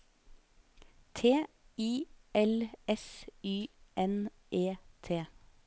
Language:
Norwegian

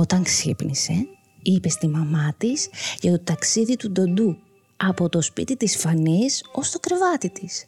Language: Greek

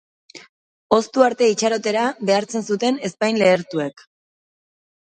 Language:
Basque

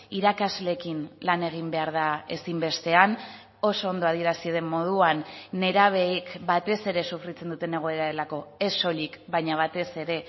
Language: Basque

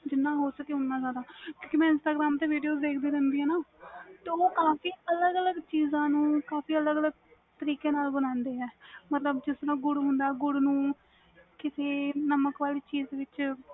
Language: Punjabi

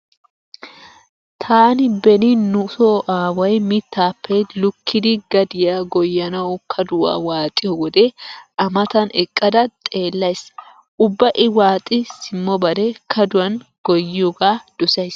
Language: Wolaytta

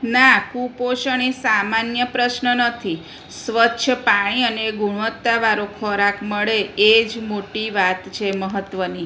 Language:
Gujarati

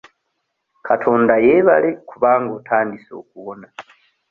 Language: Ganda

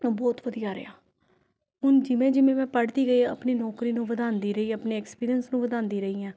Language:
Punjabi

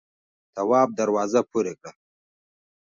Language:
Pashto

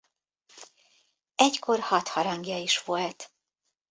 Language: Hungarian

